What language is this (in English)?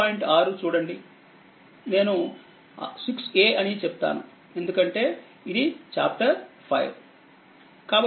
Telugu